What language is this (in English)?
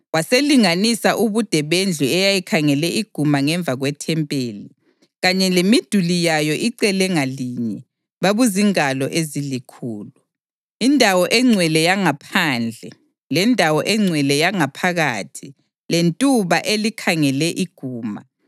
North Ndebele